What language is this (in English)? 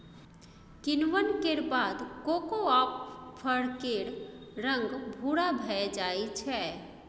Maithili